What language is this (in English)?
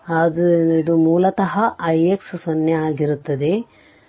Kannada